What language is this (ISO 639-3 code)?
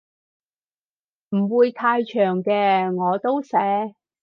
yue